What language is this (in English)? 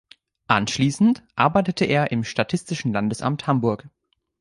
German